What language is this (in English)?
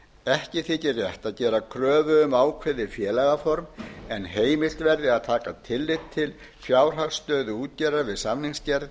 Icelandic